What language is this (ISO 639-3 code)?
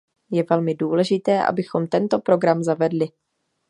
ces